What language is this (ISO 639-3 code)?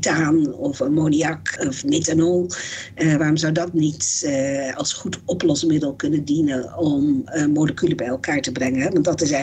nld